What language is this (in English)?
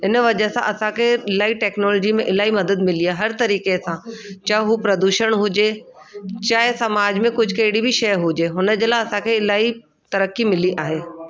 Sindhi